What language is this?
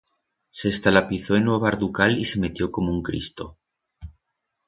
Aragonese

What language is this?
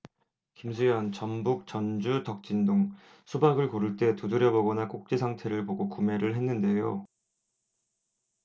Korean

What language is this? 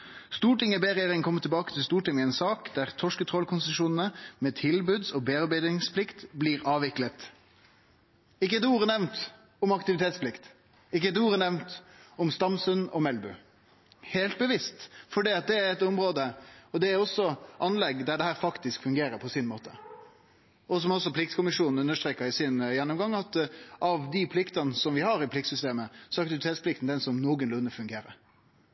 Norwegian Nynorsk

